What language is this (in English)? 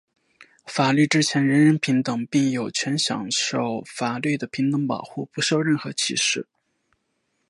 Chinese